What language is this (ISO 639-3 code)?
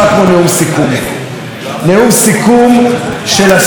heb